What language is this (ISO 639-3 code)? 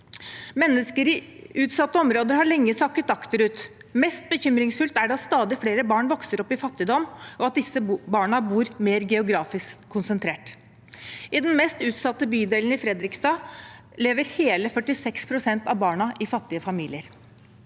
nor